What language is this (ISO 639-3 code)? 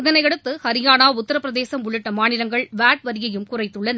tam